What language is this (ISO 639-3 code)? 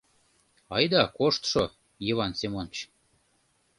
chm